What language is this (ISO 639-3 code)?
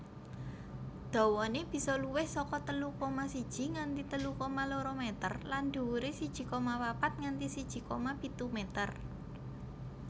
jav